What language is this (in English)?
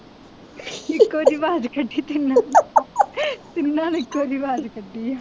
Punjabi